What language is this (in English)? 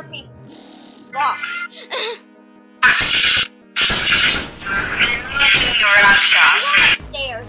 English